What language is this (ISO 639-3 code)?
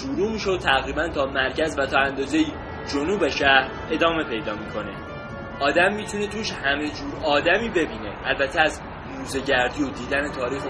fas